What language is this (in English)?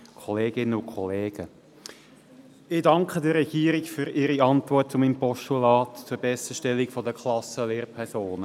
Swiss German